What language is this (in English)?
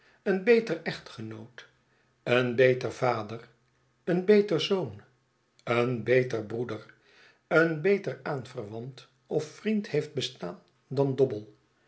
Dutch